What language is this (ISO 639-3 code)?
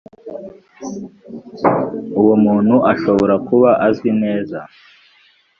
kin